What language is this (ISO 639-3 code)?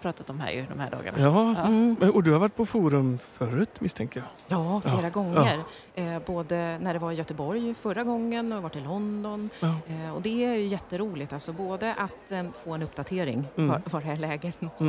swe